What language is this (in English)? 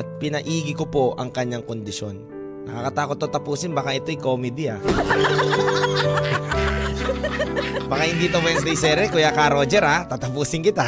Filipino